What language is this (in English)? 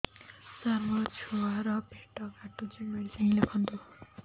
Odia